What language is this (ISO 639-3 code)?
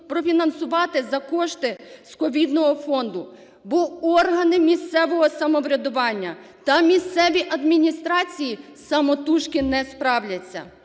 ukr